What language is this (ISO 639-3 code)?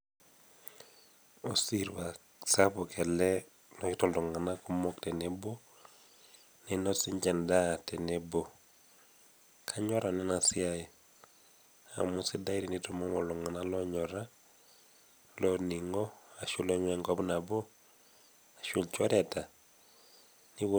mas